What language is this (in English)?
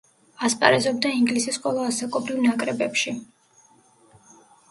Georgian